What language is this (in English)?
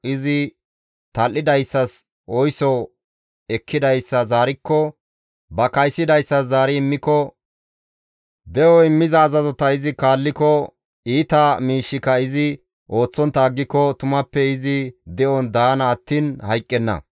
Gamo